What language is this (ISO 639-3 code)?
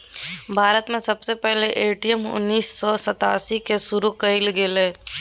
mag